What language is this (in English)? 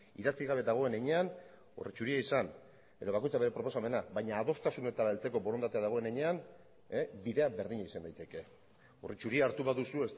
Basque